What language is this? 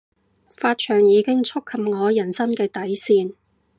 Cantonese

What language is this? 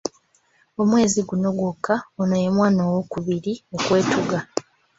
Ganda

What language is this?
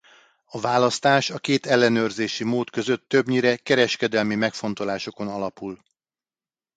Hungarian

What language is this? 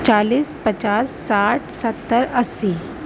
Urdu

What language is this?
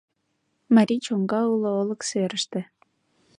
Mari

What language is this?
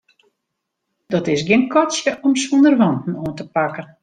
Western Frisian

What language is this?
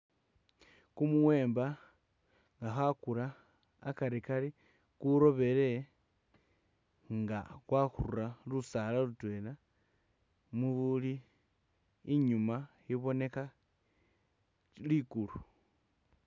Masaaba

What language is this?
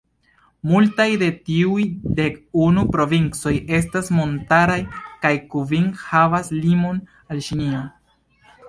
Esperanto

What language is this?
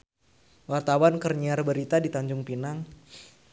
Sundanese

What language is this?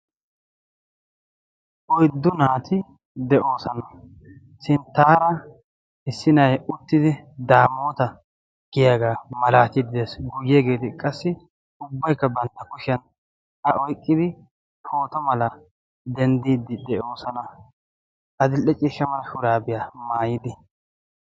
Wolaytta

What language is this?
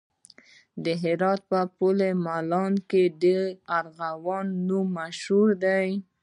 Pashto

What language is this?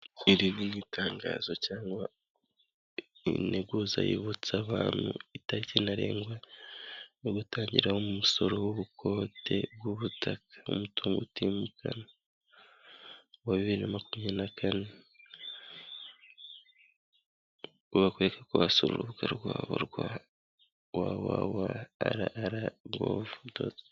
Kinyarwanda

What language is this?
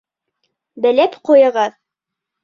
Bashkir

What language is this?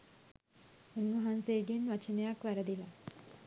Sinhala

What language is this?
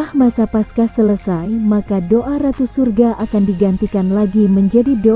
Indonesian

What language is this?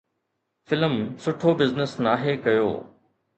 Sindhi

